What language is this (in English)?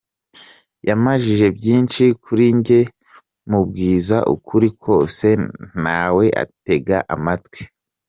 Kinyarwanda